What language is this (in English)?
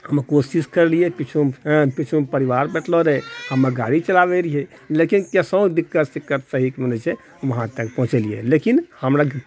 Maithili